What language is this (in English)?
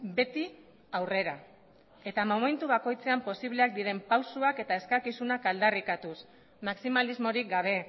Basque